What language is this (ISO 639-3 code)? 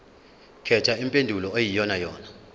zul